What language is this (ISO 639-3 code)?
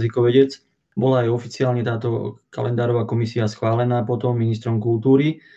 slk